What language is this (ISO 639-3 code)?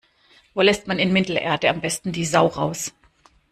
deu